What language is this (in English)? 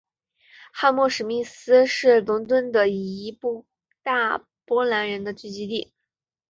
Chinese